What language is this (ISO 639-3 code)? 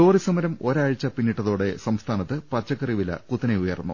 mal